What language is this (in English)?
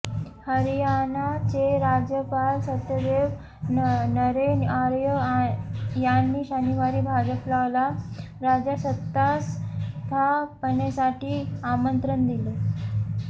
Marathi